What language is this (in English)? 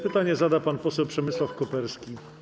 Polish